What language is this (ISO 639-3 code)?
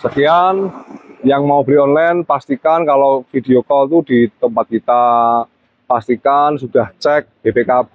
ind